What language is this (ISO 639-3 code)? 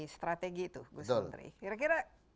ind